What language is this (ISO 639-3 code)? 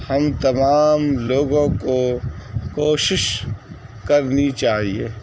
urd